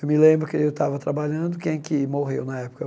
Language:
Portuguese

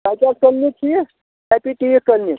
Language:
Kashmiri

